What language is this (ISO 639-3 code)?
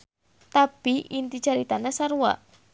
sun